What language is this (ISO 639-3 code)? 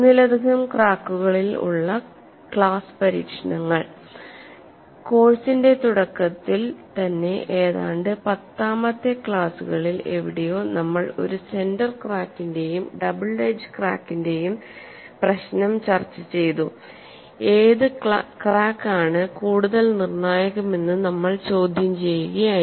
mal